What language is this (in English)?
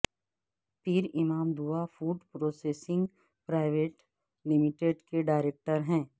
Urdu